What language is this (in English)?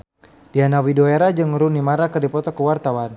Sundanese